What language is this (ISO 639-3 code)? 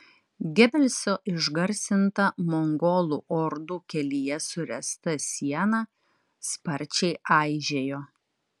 lit